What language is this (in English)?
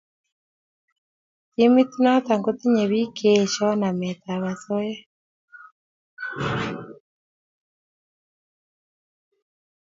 Kalenjin